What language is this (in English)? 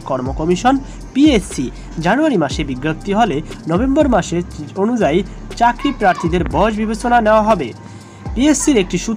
Romanian